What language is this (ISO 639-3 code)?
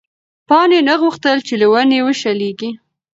pus